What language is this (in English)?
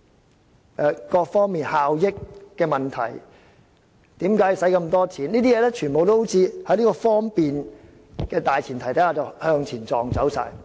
Cantonese